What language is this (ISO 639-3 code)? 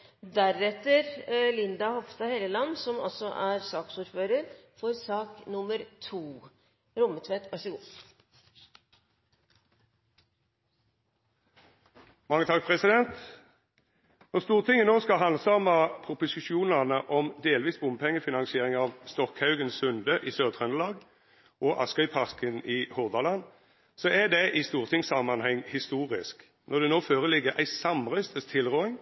nor